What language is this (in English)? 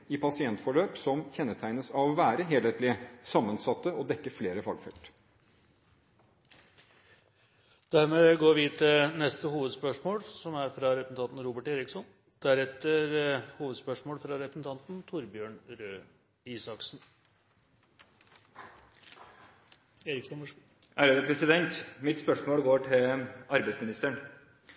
Norwegian